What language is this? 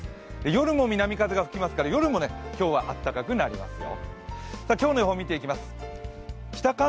Japanese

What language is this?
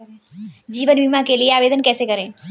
Hindi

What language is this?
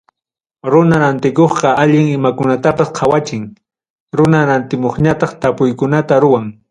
Ayacucho Quechua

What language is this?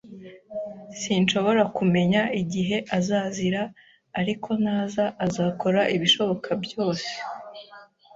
Kinyarwanda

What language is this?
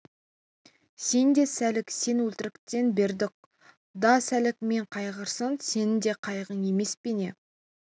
Kazakh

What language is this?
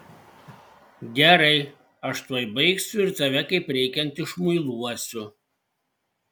Lithuanian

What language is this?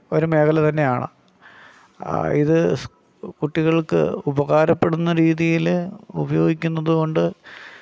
Malayalam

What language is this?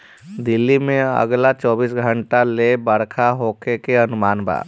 Bhojpuri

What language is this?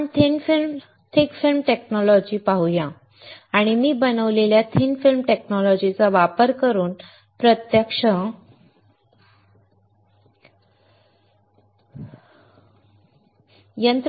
Marathi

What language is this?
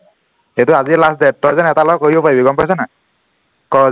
Assamese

